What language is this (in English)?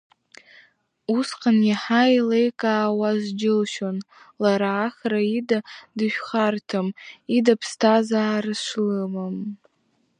Abkhazian